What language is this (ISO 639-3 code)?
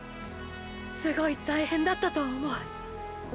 jpn